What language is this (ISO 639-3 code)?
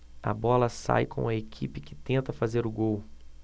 por